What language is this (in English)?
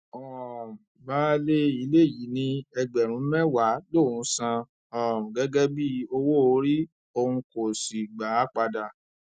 Yoruba